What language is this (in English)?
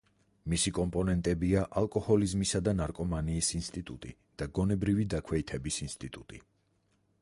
Georgian